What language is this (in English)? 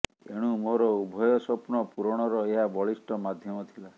Odia